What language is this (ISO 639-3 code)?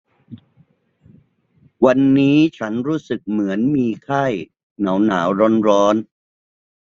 tha